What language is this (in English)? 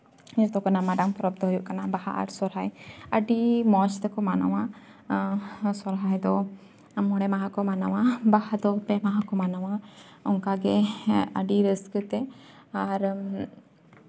Santali